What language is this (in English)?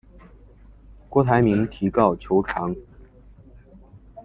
Chinese